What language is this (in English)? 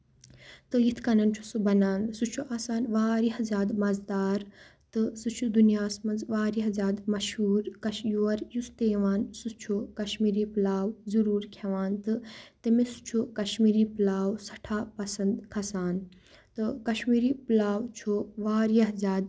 Kashmiri